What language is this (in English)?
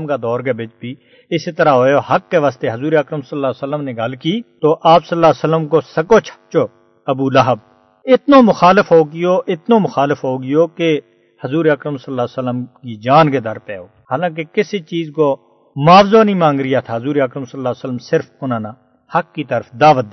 Urdu